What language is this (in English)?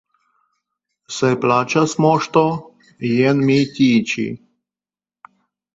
Esperanto